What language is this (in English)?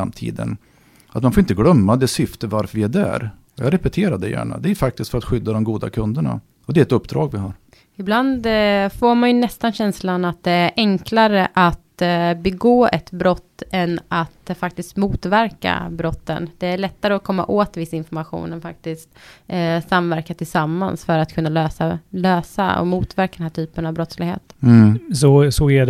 Swedish